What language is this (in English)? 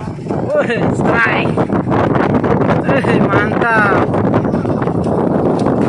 Indonesian